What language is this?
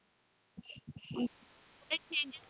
Marathi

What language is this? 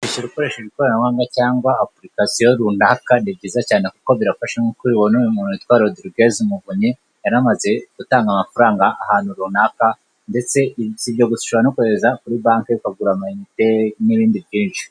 Kinyarwanda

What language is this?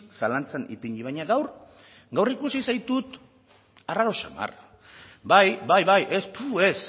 Basque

